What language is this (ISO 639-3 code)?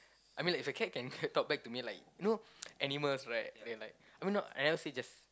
eng